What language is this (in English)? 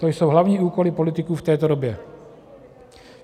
Czech